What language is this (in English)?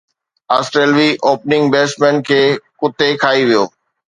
Sindhi